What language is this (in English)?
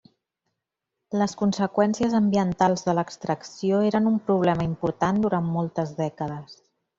Catalan